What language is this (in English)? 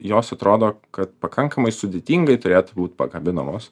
Lithuanian